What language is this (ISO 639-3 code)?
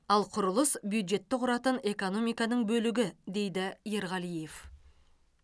kaz